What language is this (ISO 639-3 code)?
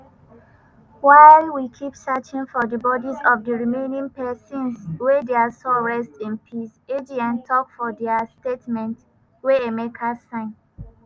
pcm